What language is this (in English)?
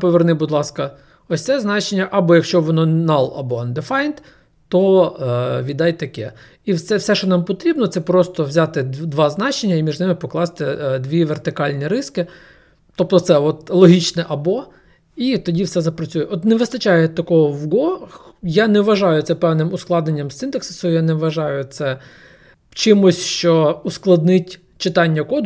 Ukrainian